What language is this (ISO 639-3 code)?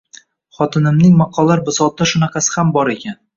uzb